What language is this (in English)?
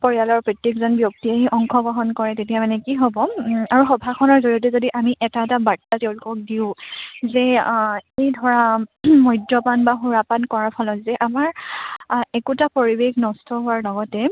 Assamese